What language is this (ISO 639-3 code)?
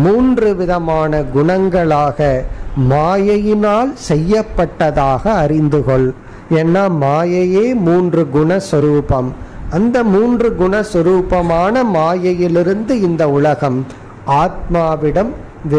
hin